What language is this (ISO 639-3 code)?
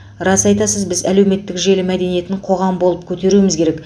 kaz